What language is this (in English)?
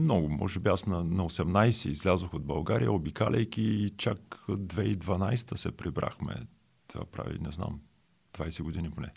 Bulgarian